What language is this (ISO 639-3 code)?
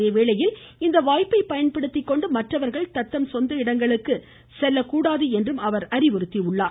tam